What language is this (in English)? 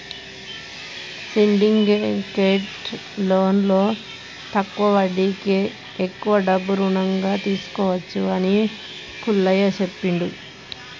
Telugu